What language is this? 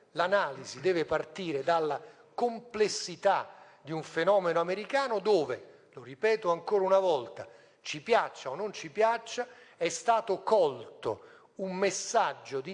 Italian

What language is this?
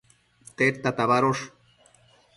Matsés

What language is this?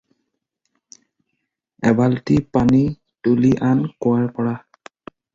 Assamese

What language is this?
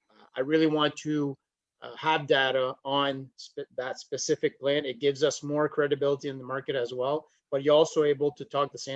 English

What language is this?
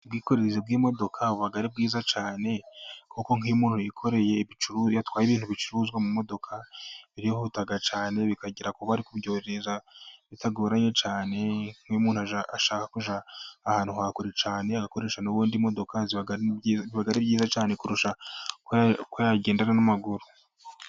Kinyarwanda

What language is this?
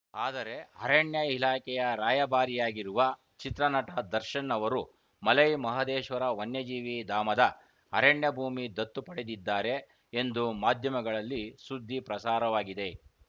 Kannada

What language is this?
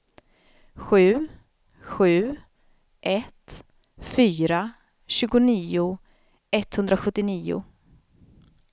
Swedish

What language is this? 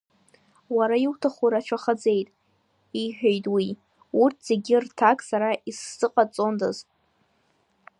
Abkhazian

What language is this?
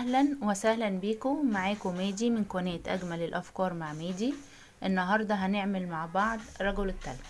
Arabic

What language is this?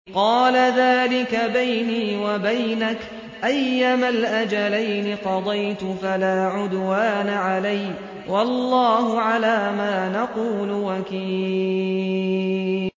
Arabic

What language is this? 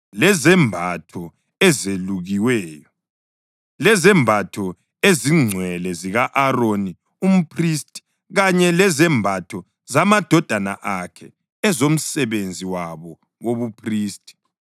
North Ndebele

